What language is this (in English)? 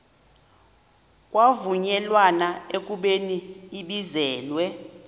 Xhosa